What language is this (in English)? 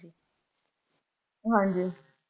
Punjabi